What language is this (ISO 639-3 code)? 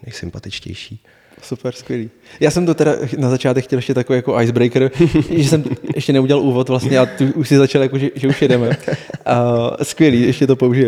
ces